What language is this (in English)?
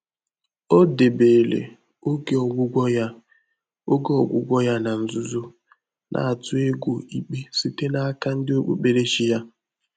Igbo